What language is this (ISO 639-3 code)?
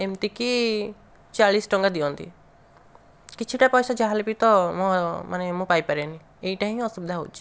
ori